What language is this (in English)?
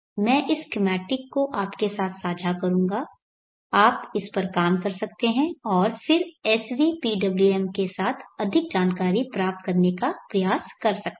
Hindi